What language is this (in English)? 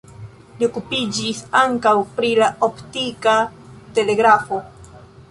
Esperanto